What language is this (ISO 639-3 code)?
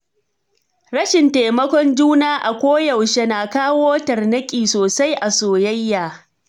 hau